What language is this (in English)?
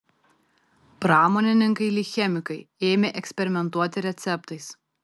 Lithuanian